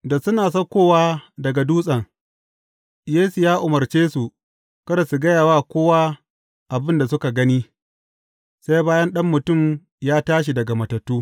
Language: Hausa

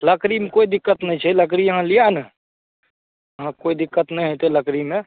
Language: Maithili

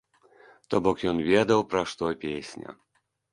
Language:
Belarusian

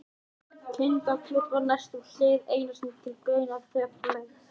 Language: Icelandic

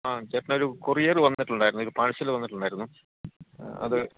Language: Malayalam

